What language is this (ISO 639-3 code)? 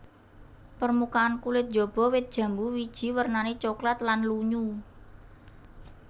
jav